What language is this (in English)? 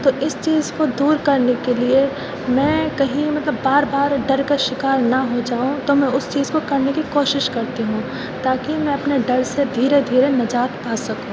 Urdu